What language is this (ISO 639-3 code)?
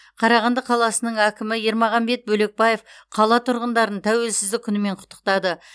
kaz